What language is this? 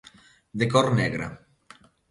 Galician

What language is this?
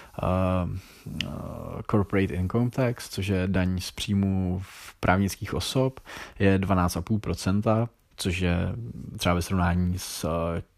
Czech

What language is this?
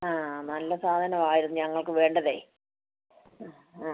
Malayalam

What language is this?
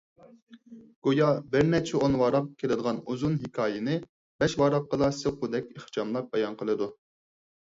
Uyghur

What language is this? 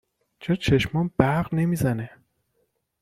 Persian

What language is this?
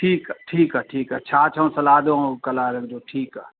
Sindhi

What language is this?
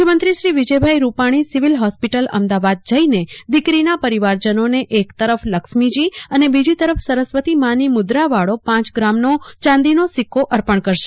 Gujarati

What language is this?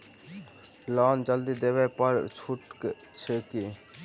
Maithili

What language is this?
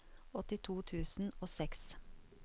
Norwegian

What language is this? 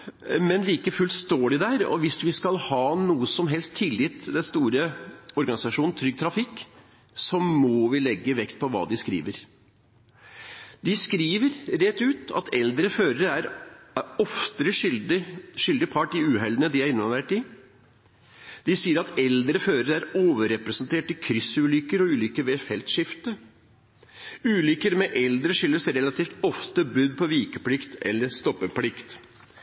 Norwegian Bokmål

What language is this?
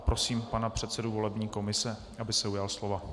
Czech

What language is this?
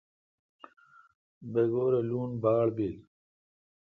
Kalkoti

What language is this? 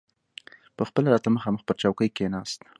Pashto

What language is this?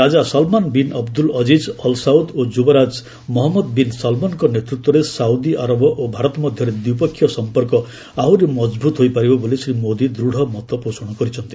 Odia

